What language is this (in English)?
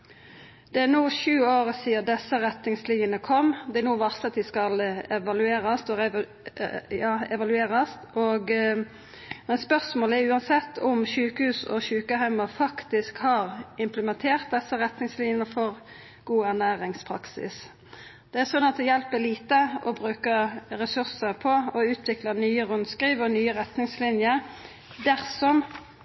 Norwegian Nynorsk